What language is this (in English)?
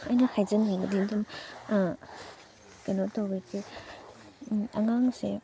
Manipuri